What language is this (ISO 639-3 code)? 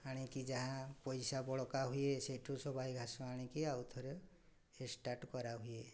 ori